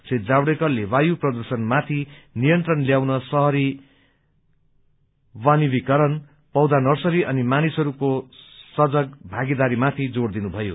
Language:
Nepali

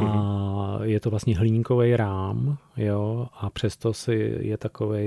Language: Czech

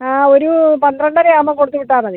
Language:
Malayalam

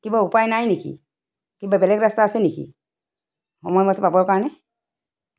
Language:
Assamese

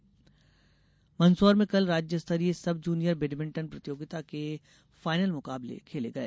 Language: Hindi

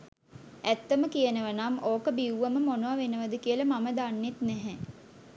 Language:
Sinhala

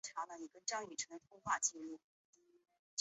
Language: Chinese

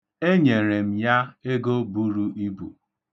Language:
Igbo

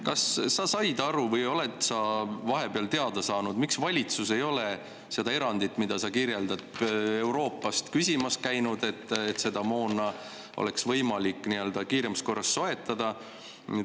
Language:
Estonian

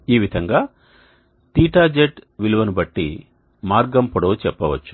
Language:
Telugu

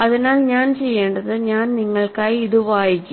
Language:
Malayalam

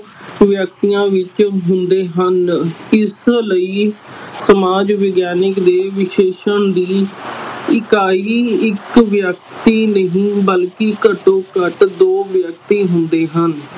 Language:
Punjabi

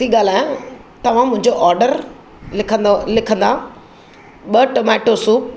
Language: Sindhi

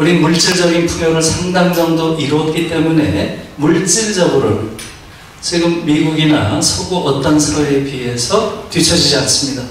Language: Korean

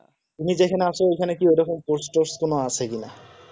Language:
Bangla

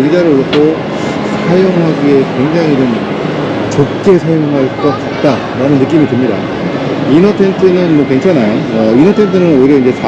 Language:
Korean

